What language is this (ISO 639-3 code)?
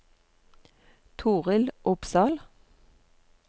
nor